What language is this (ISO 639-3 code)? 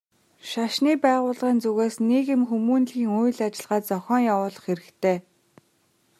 mon